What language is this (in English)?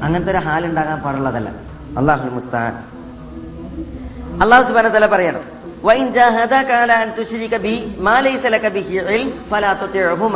Malayalam